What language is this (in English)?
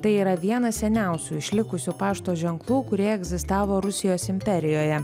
Lithuanian